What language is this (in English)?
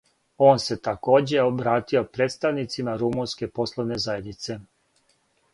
Serbian